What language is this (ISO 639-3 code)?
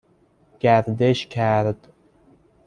fas